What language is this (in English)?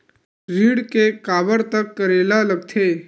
Chhattisgarhi